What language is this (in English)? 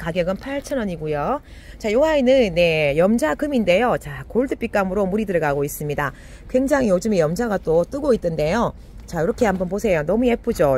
Korean